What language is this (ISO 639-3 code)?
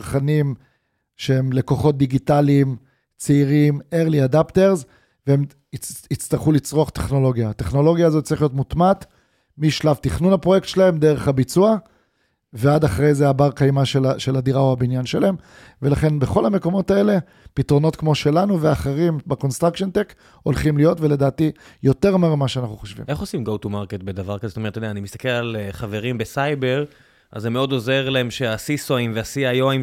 heb